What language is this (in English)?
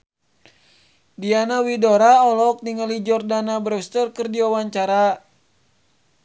Sundanese